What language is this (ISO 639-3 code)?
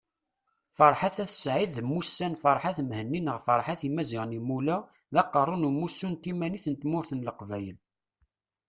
kab